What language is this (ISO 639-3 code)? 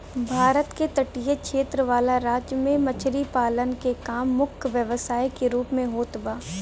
bho